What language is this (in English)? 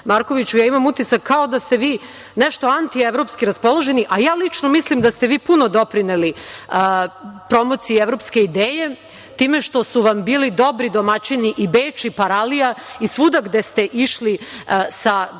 Serbian